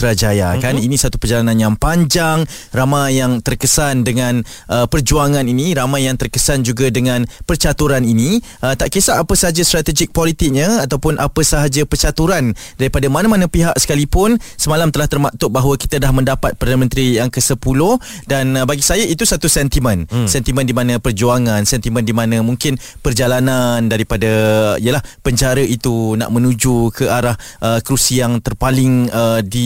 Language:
Malay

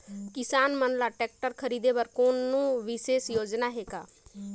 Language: Chhattisgarhi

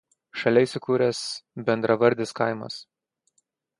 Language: Lithuanian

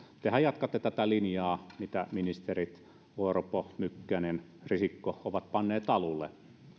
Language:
Finnish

